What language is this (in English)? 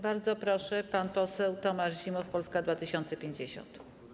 Polish